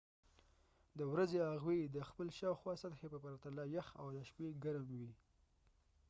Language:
Pashto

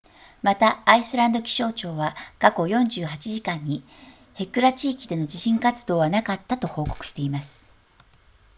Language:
Japanese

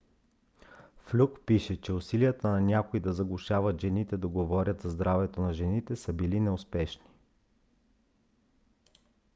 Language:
Bulgarian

